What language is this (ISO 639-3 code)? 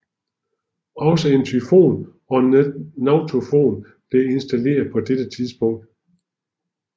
dan